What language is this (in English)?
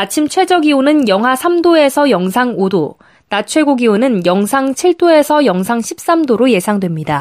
Korean